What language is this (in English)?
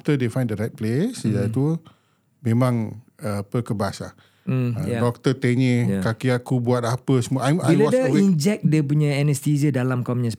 Malay